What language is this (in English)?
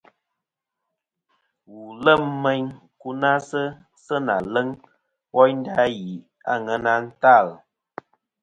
Kom